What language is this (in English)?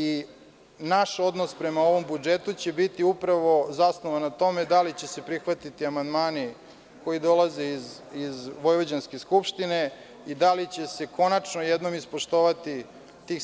Serbian